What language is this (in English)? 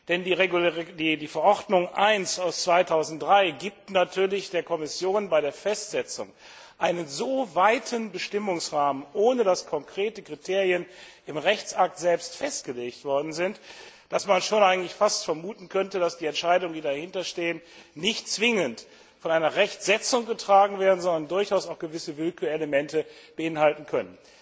German